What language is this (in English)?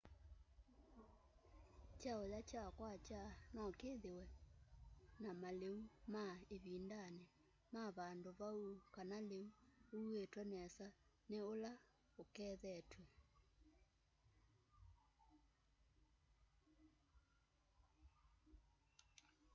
Kamba